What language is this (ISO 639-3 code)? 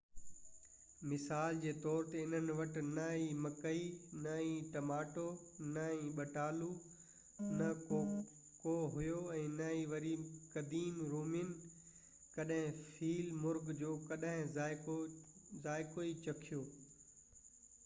snd